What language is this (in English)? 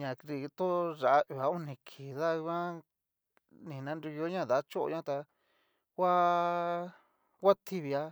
Cacaloxtepec Mixtec